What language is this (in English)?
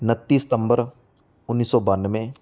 Punjabi